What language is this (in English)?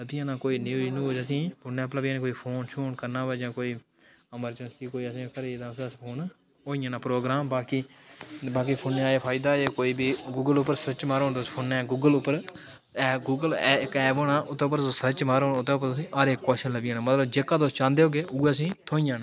Dogri